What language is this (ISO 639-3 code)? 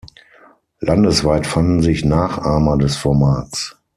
deu